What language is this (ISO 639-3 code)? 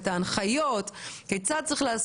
heb